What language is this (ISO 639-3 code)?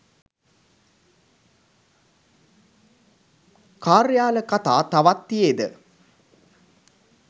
sin